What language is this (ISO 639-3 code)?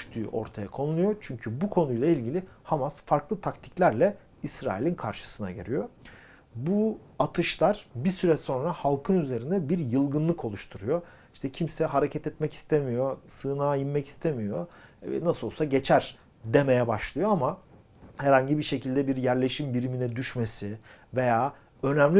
tur